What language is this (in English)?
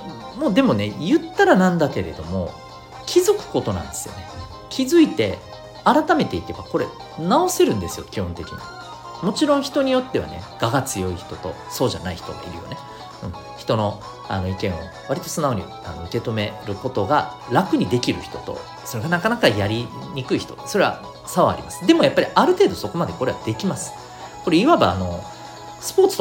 Japanese